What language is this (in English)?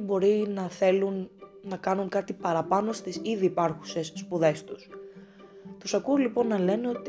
Greek